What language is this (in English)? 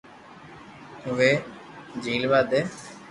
Loarki